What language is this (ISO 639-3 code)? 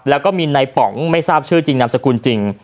tha